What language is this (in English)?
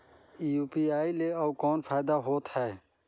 Chhattisgarhi